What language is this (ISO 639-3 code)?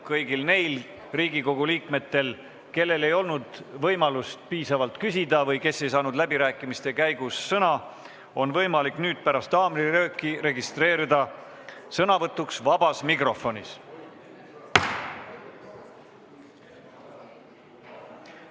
est